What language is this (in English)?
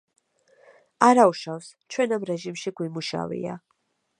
Georgian